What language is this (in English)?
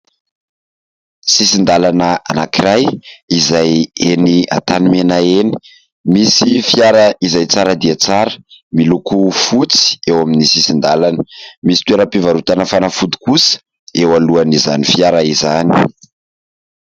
Malagasy